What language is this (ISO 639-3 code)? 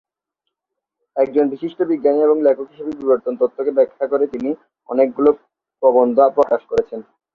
ben